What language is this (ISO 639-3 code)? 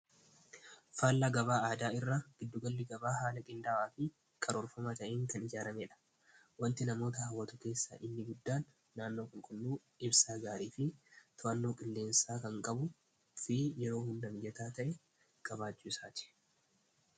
orm